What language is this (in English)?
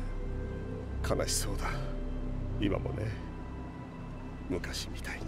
Japanese